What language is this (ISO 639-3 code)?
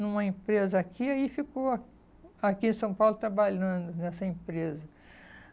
por